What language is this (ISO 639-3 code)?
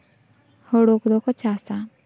sat